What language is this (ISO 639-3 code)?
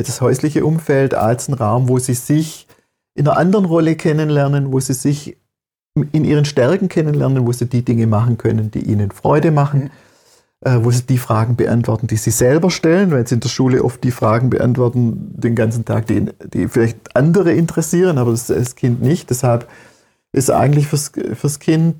deu